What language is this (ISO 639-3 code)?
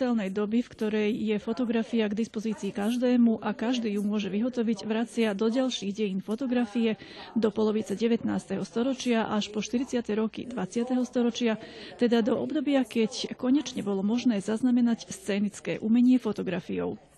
slk